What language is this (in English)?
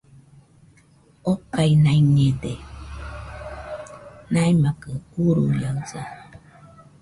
Nüpode Huitoto